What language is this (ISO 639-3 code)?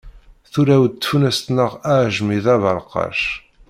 kab